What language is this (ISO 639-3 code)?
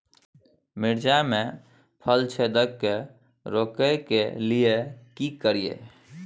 mai